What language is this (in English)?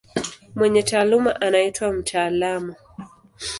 Swahili